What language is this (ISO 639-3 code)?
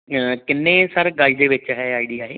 pan